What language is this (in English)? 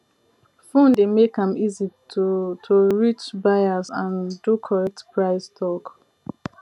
Nigerian Pidgin